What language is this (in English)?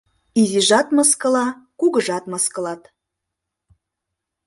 Mari